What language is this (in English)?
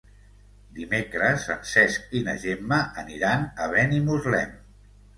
Catalan